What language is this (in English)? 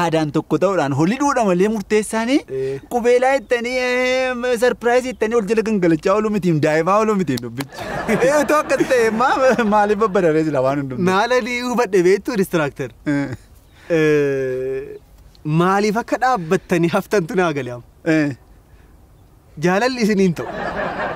Arabic